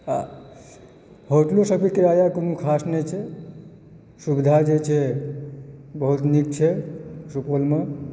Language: Maithili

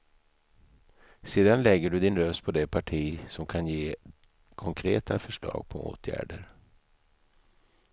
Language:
Swedish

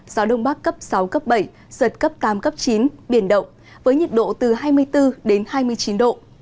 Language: Vietnamese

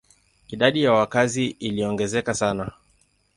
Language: Swahili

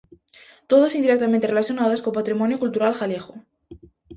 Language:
Galician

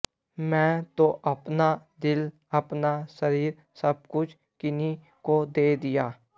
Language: Sanskrit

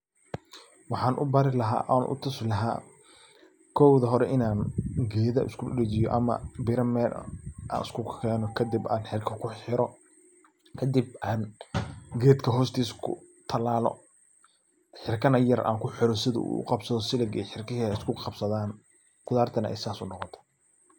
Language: Somali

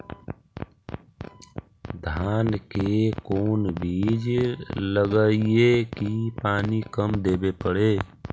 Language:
Magahi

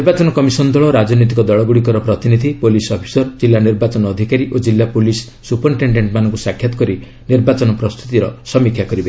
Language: Odia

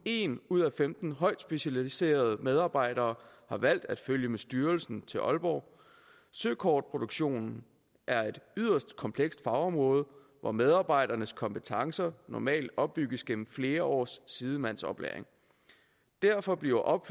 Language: Danish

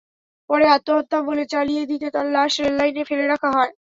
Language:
Bangla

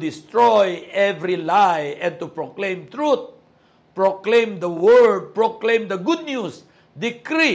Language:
Filipino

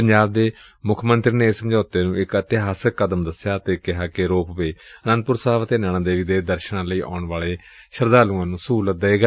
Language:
Punjabi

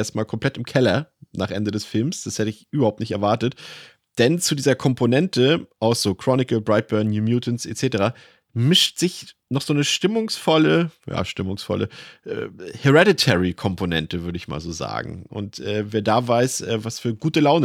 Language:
German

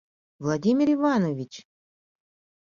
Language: Mari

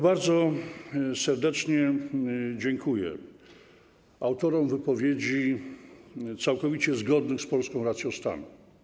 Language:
Polish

